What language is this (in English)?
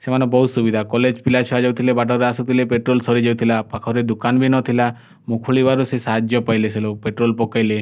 Odia